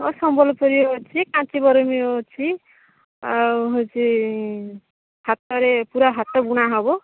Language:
Odia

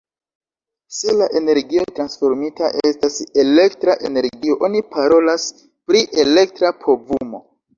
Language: Esperanto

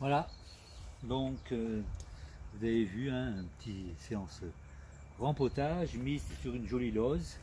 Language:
French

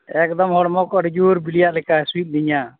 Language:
Santali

